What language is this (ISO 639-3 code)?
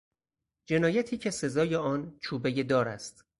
fas